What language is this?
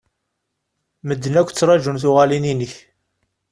Kabyle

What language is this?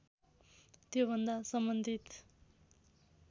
Nepali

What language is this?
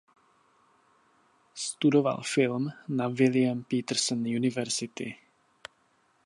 Czech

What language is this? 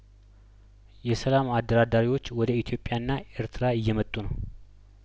Amharic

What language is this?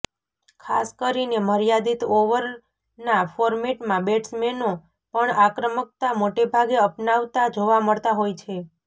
Gujarati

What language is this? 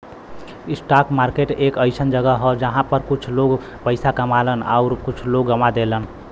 Bhojpuri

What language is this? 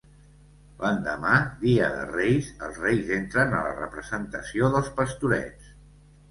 Catalan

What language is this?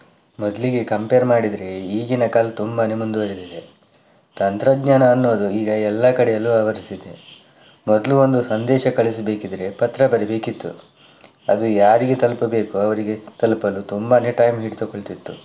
Kannada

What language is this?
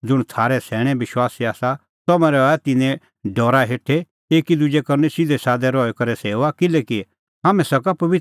Kullu Pahari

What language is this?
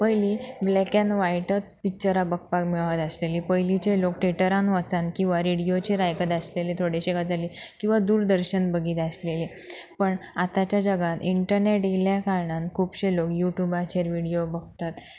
Konkani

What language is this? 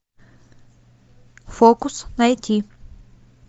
Russian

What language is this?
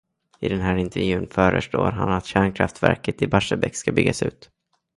Swedish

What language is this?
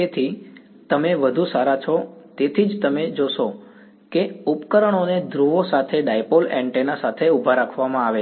Gujarati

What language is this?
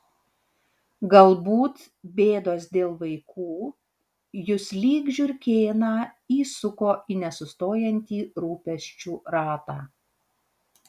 Lithuanian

